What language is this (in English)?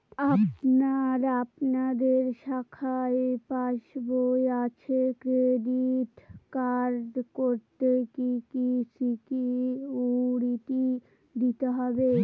Bangla